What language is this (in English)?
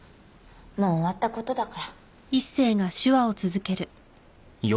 Japanese